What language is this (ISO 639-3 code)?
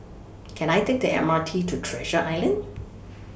eng